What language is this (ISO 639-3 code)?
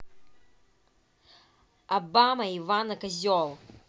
rus